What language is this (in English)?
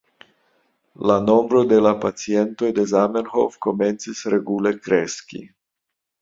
Esperanto